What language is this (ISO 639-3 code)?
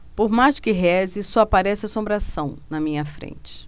por